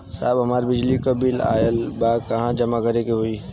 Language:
Bhojpuri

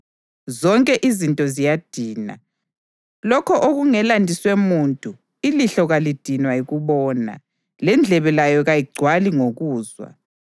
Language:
North Ndebele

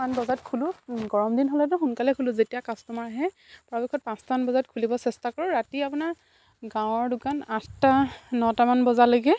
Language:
Assamese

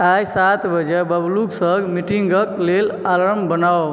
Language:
Maithili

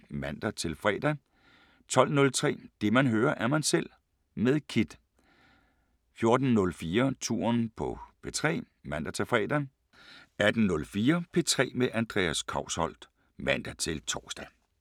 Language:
Danish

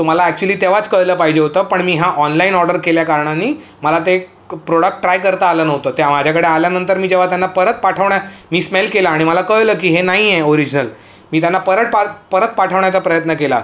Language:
Marathi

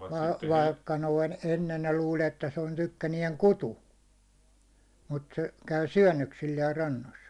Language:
Finnish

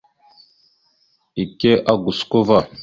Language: Mada (Cameroon)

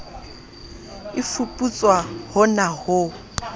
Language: Southern Sotho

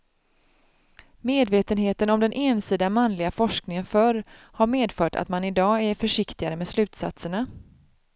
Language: Swedish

